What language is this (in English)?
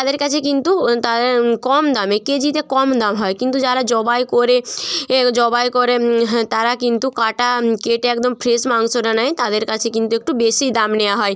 Bangla